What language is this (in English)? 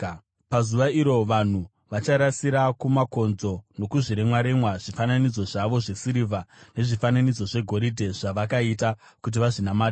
Shona